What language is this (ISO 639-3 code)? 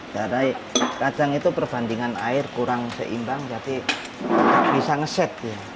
ind